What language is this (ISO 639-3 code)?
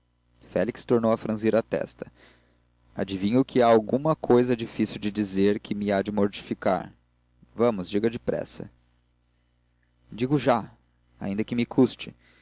por